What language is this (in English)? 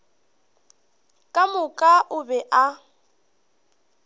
Northern Sotho